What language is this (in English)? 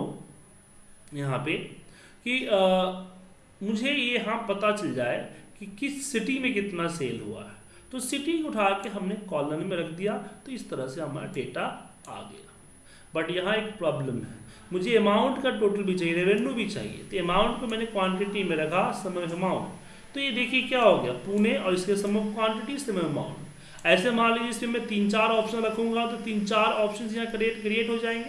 Hindi